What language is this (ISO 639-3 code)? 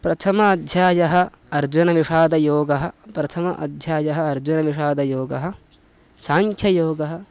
san